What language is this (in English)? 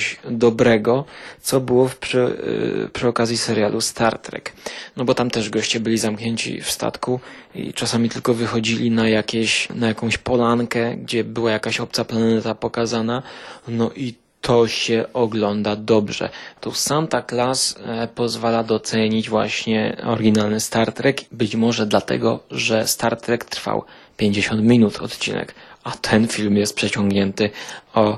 Polish